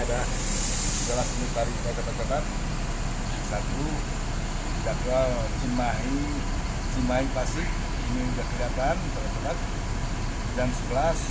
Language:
Indonesian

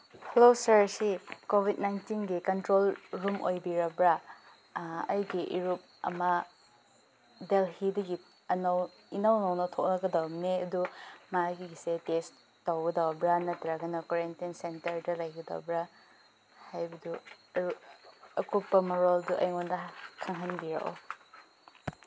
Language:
Manipuri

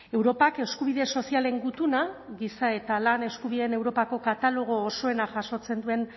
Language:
Basque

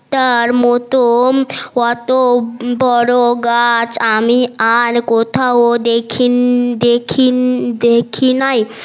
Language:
Bangla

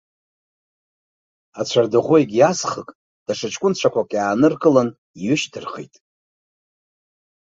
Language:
Abkhazian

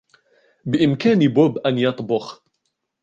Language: Arabic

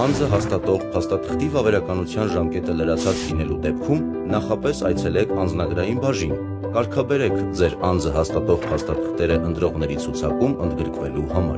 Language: Romanian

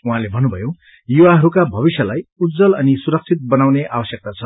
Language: Nepali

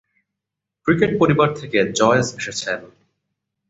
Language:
Bangla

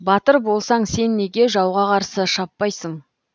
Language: Kazakh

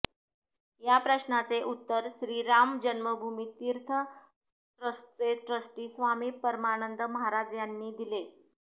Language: Marathi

